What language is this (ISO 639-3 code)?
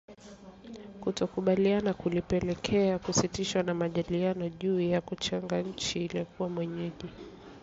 swa